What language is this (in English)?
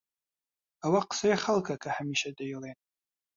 Central Kurdish